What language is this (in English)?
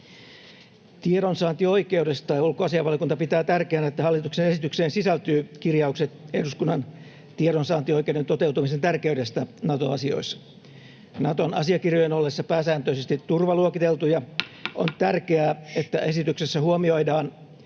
Finnish